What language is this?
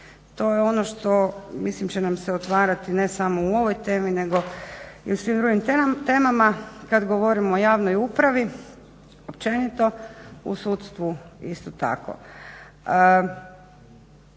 Croatian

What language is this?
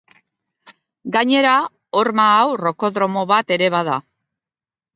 Basque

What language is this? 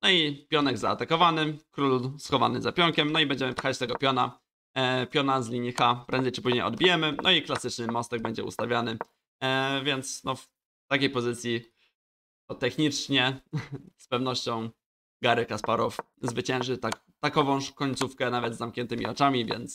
Polish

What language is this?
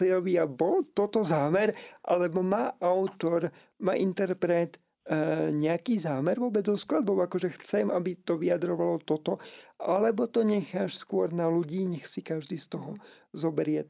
Slovak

